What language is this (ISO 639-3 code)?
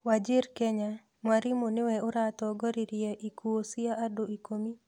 kik